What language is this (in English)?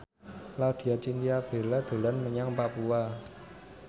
Javanese